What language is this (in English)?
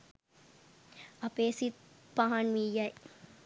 Sinhala